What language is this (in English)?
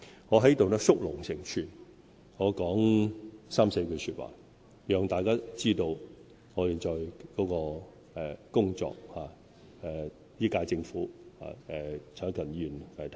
Cantonese